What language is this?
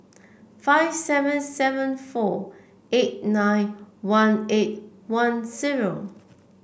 English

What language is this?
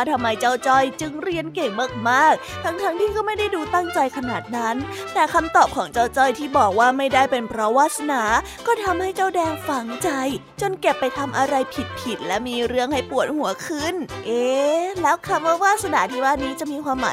Thai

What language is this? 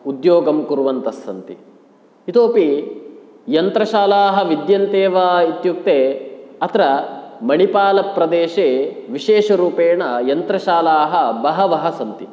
Sanskrit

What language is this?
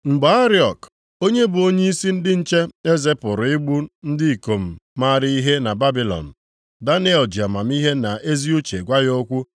Igbo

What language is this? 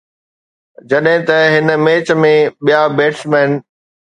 Sindhi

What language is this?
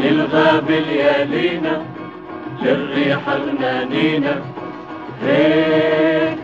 Arabic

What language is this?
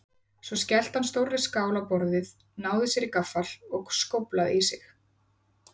Icelandic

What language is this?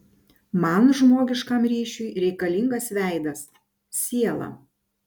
Lithuanian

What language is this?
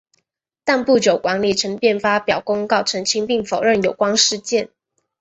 Chinese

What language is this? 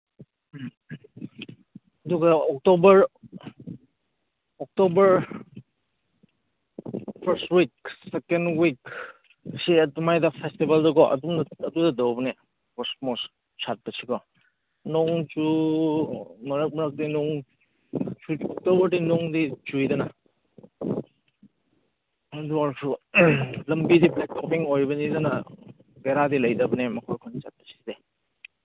Manipuri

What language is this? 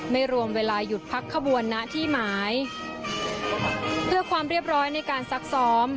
Thai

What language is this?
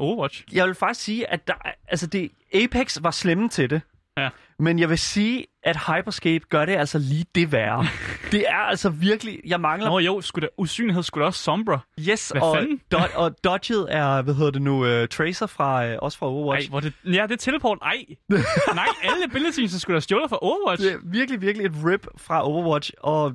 Danish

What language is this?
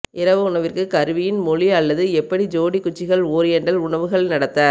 Tamil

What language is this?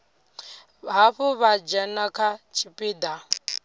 Venda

